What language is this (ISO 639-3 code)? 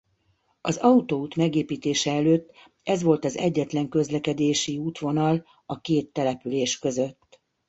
hun